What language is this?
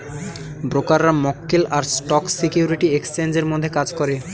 Bangla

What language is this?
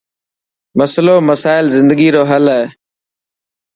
Dhatki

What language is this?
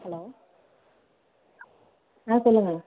Tamil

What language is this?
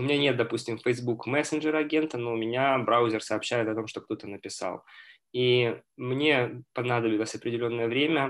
Russian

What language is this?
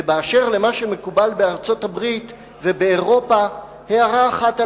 Hebrew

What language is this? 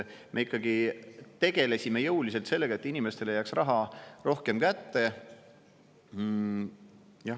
Estonian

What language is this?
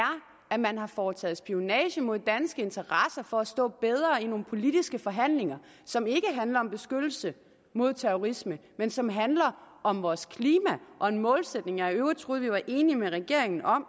Danish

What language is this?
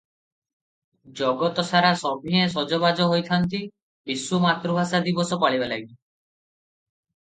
Odia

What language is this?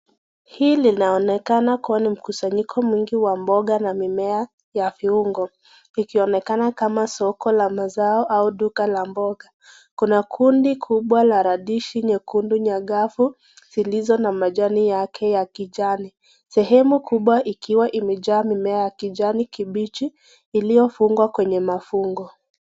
Swahili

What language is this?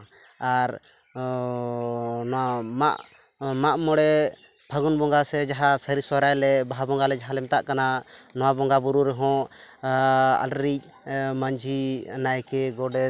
Santali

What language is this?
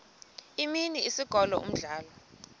Xhosa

